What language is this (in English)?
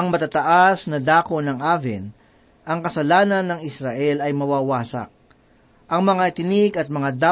Filipino